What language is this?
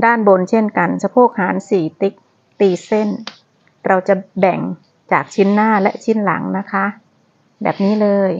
Thai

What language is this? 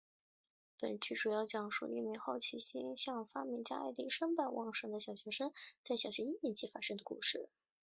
Chinese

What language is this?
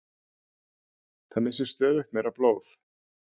Icelandic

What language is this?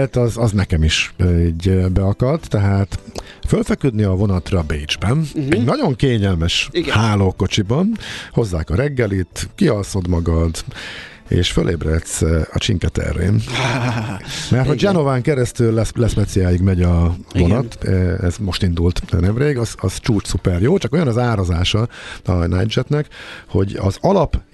Hungarian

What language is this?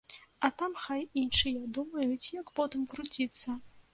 Belarusian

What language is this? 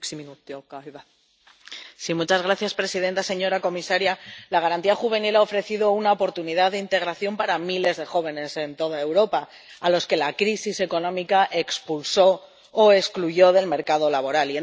Spanish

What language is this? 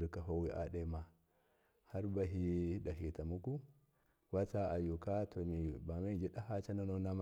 Miya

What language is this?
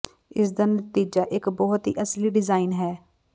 Punjabi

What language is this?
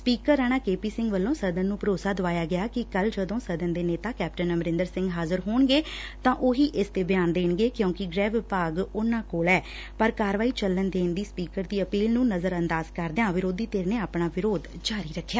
Punjabi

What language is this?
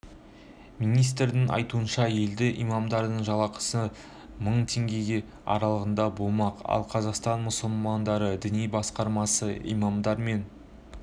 Kazakh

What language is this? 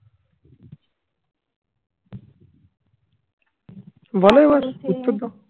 Bangla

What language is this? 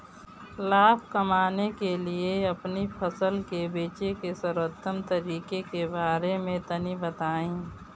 Bhojpuri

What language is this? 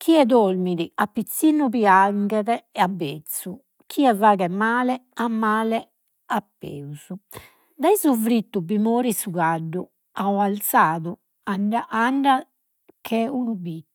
Sardinian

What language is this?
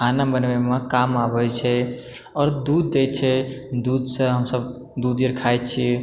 Maithili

